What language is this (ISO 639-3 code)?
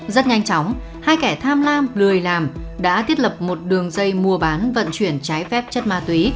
vie